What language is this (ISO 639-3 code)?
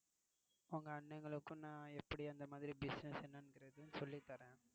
tam